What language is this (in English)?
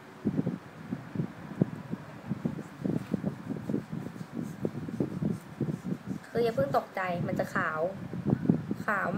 Thai